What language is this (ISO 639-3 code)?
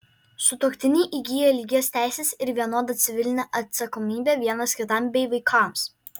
lit